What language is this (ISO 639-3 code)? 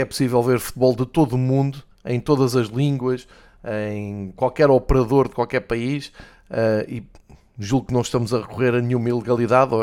por